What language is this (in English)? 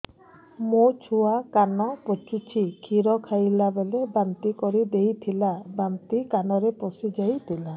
Odia